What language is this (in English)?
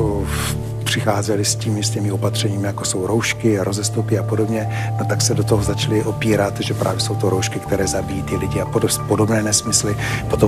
Czech